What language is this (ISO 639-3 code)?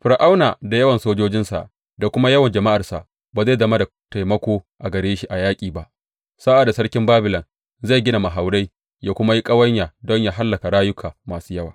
hau